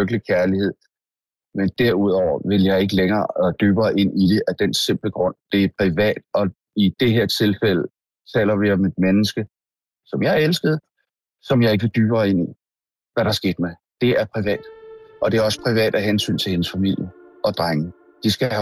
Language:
Danish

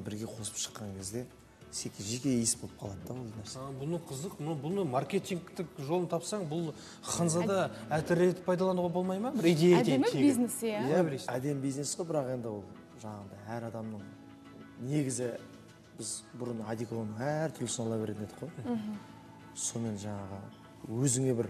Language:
Turkish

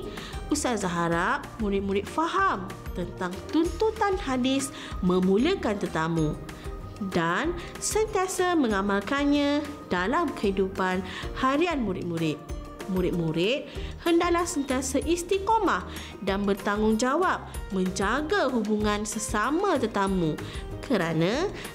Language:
Malay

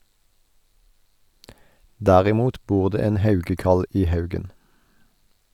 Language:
Norwegian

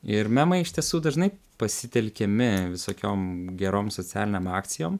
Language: Lithuanian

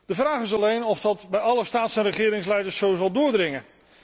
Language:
Dutch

